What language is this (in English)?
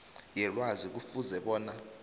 South Ndebele